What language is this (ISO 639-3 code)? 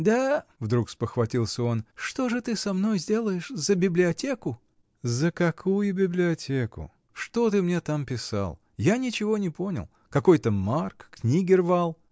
rus